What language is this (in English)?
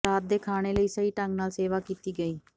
Punjabi